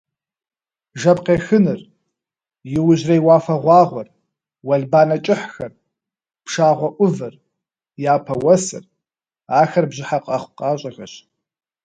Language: Kabardian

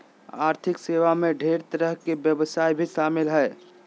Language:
Magahi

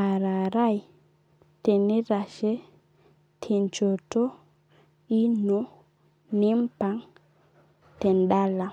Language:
Masai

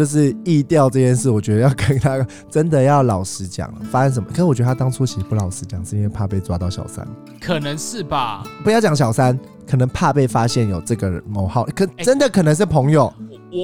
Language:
Chinese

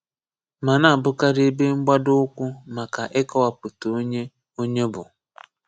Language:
Igbo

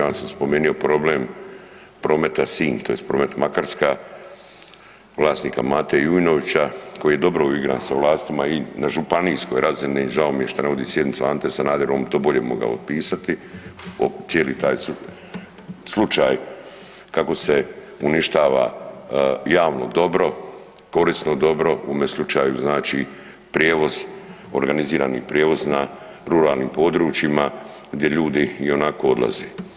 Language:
Croatian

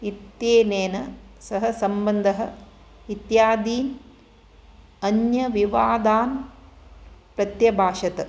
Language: Sanskrit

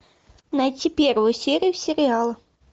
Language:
Russian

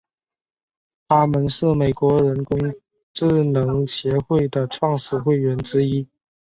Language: Chinese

